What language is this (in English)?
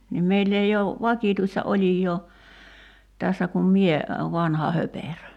Finnish